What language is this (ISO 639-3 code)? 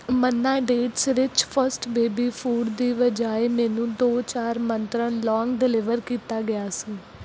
pan